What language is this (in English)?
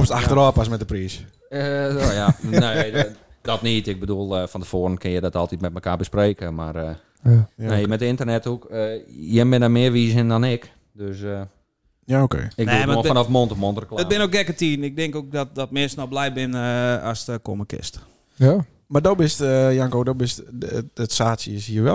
Dutch